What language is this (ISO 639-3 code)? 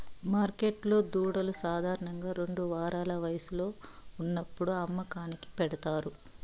tel